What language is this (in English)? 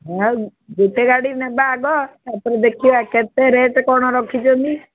Odia